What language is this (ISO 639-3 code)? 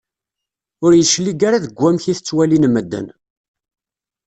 kab